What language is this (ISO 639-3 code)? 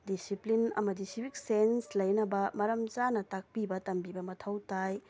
mni